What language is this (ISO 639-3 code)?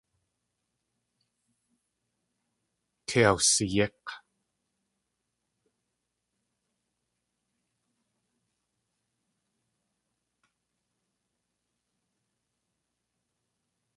tli